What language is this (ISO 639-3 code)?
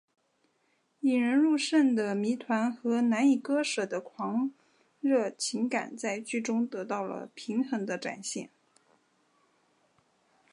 zho